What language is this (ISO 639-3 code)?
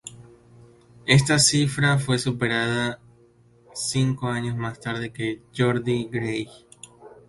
spa